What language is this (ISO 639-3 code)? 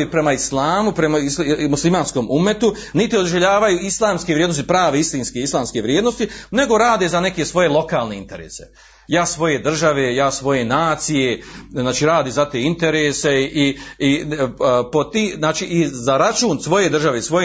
hrv